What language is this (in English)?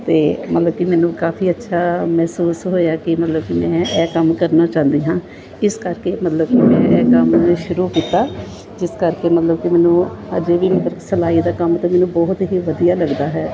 Punjabi